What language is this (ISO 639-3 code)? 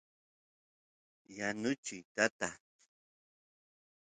qus